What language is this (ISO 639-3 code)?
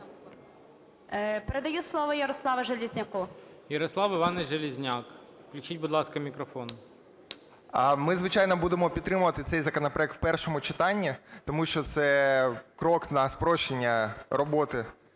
ukr